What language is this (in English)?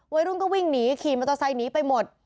Thai